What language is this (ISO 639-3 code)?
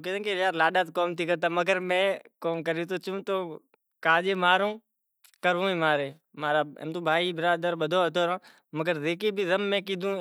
gjk